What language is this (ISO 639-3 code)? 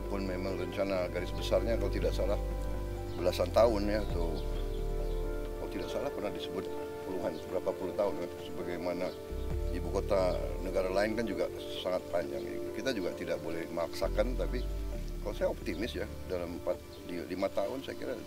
ind